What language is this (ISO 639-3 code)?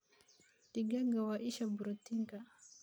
som